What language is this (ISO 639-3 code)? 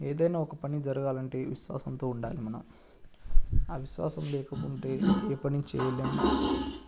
tel